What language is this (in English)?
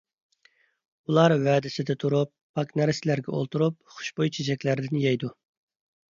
Uyghur